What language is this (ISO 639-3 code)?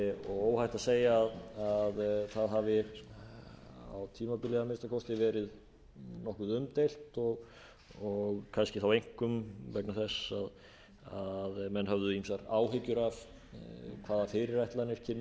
isl